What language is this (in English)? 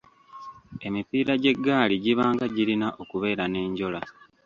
Ganda